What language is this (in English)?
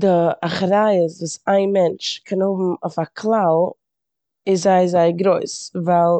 Yiddish